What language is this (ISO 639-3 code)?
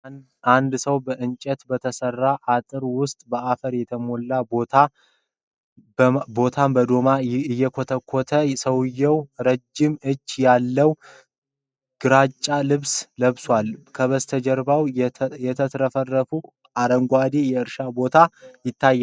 amh